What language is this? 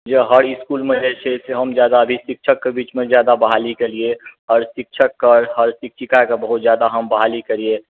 Maithili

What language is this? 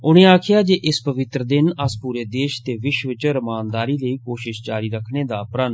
Dogri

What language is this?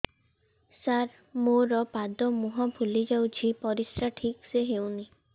Odia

